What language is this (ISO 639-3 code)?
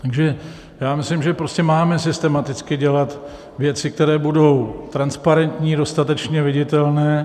ces